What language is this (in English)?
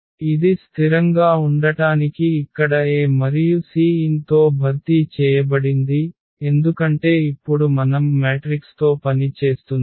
Telugu